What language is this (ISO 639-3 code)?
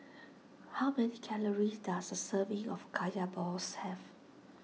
eng